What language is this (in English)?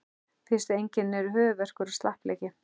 Icelandic